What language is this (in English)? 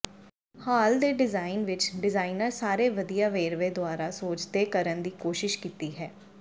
Punjabi